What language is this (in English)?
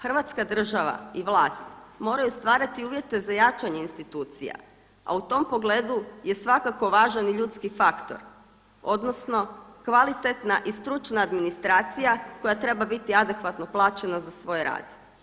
Croatian